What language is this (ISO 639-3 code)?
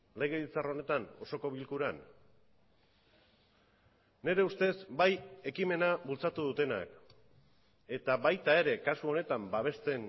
eus